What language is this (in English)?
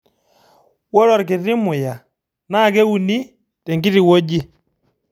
Masai